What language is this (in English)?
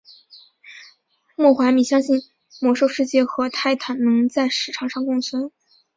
Chinese